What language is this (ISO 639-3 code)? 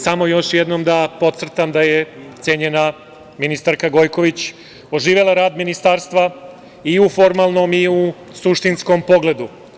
srp